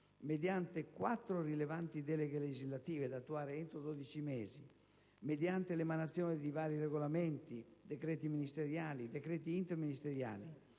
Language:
Italian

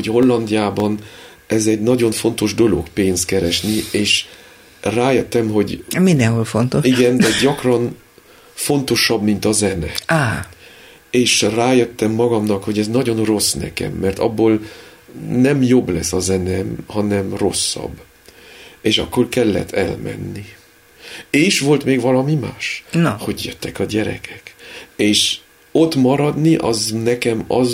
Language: Hungarian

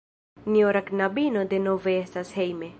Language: Esperanto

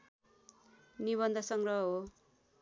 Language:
Nepali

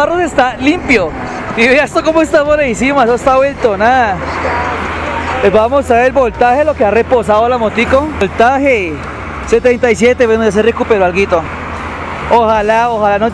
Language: Spanish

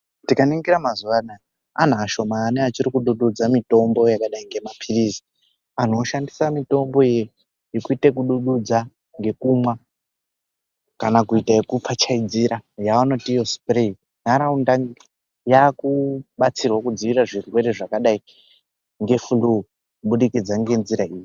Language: Ndau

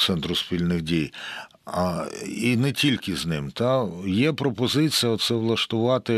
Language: Ukrainian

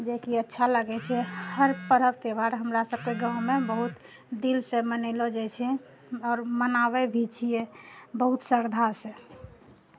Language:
Maithili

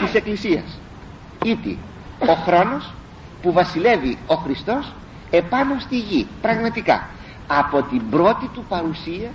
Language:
Greek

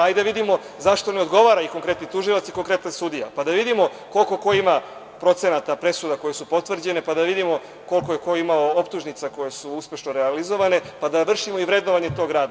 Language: Serbian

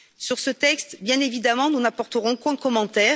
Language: French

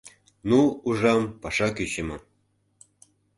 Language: Mari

